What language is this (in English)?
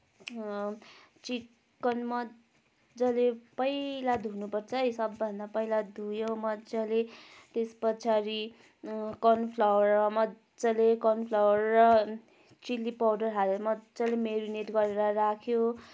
Nepali